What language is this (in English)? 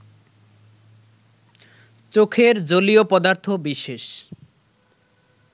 Bangla